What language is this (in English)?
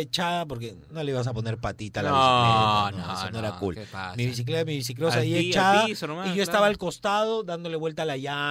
Spanish